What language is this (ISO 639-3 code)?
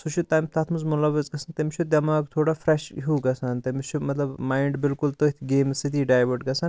kas